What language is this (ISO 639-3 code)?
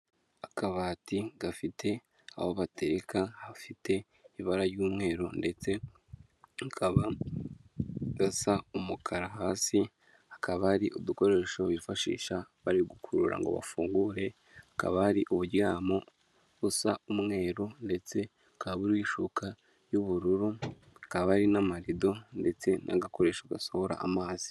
kin